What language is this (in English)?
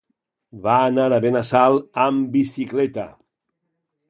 Catalan